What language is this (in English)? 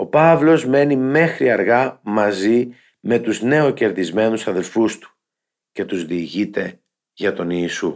Greek